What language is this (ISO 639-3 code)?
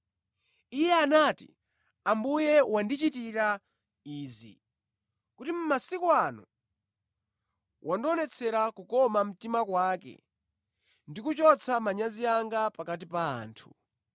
nya